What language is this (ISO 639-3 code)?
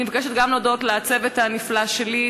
heb